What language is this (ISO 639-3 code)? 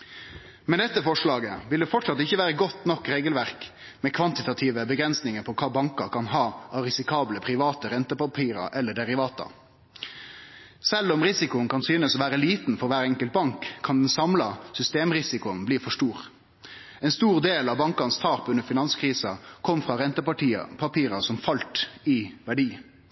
nno